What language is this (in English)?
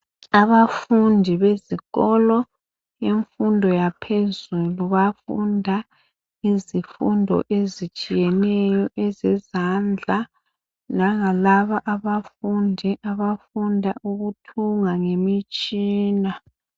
North Ndebele